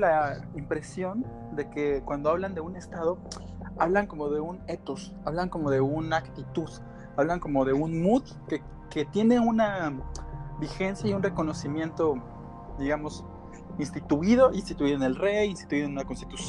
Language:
Spanish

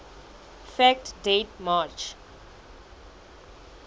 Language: Southern Sotho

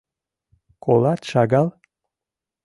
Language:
Mari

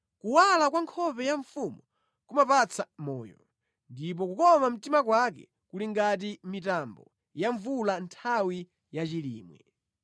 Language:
Nyanja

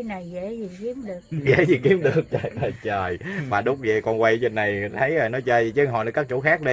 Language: Vietnamese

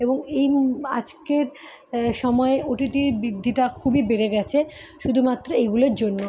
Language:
Bangla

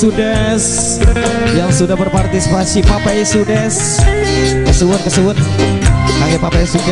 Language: Indonesian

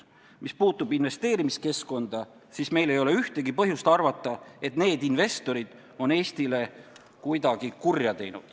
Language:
Estonian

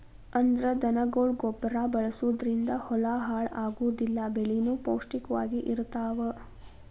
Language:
Kannada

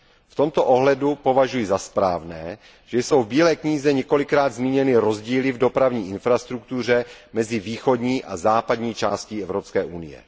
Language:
Czech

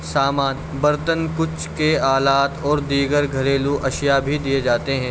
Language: Urdu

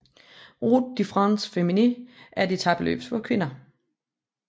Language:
Danish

